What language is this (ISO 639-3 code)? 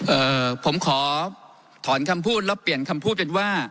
tha